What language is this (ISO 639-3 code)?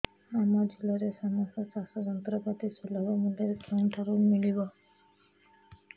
ori